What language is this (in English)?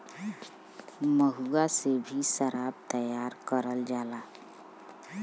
Bhojpuri